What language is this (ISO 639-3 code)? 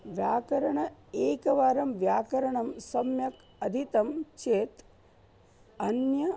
san